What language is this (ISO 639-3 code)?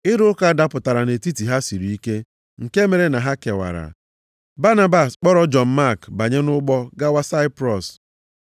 ibo